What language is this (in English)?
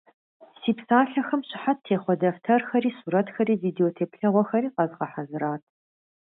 Kabardian